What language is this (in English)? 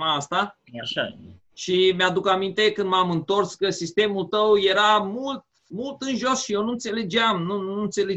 Romanian